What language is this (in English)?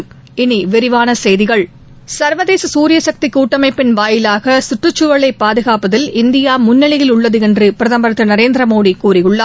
Tamil